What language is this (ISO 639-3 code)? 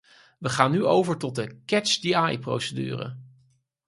nld